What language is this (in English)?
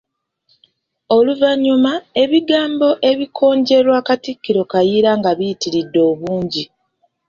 Ganda